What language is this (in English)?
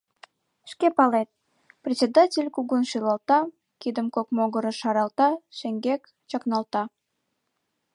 Mari